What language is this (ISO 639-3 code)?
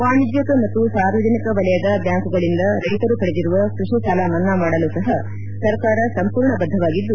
kan